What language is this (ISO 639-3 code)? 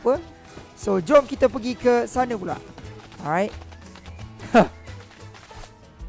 msa